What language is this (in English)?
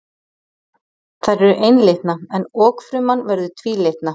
Icelandic